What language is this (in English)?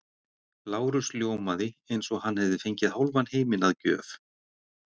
Icelandic